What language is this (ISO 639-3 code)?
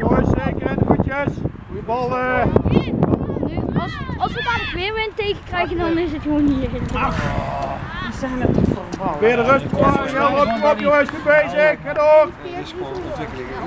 nld